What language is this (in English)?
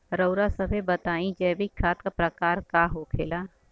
Bhojpuri